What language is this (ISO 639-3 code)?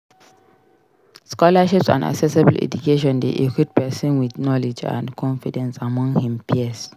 pcm